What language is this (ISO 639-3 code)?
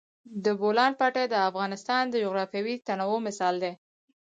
pus